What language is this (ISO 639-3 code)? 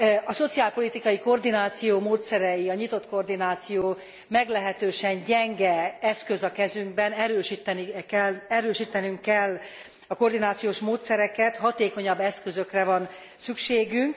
hun